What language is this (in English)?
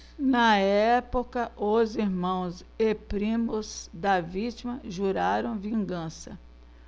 Portuguese